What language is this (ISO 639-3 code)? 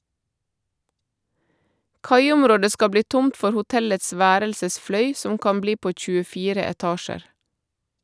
nor